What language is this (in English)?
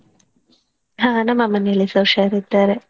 Kannada